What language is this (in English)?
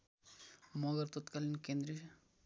Nepali